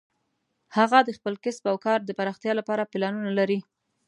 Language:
Pashto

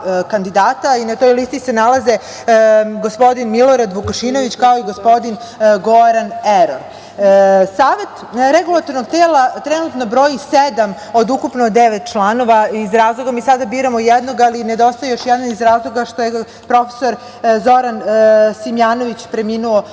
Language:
Serbian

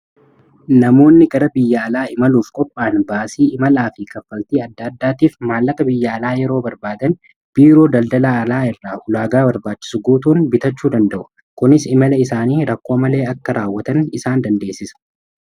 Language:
Oromo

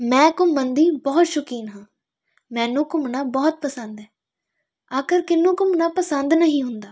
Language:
Punjabi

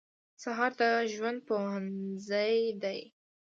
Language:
Pashto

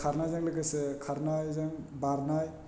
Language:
Bodo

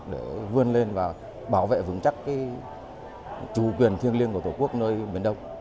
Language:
Vietnamese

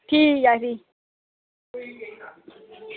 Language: Dogri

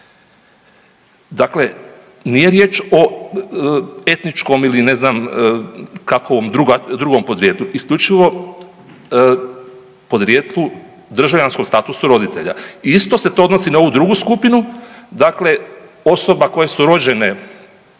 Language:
Croatian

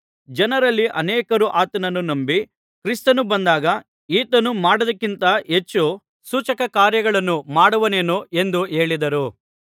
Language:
Kannada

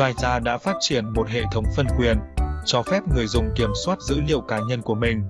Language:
Vietnamese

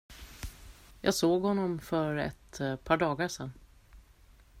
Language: Swedish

